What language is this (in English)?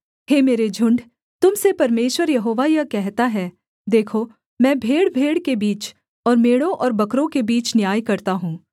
Hindi